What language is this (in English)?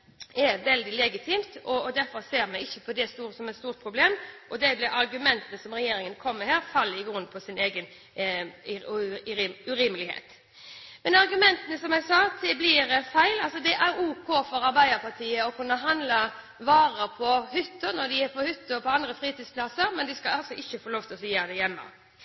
Norwegian Bokmål